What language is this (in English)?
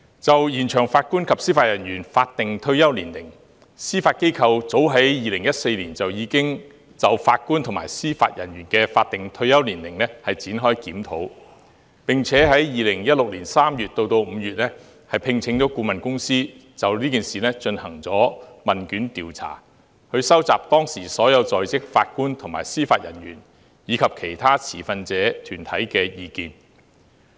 Cantonese